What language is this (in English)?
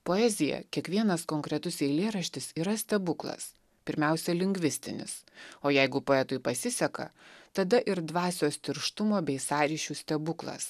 Lithuanian